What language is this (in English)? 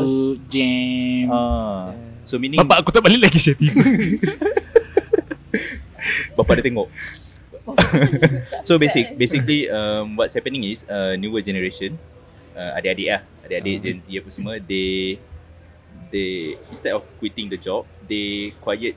Malay